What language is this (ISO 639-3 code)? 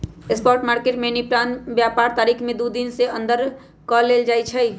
mag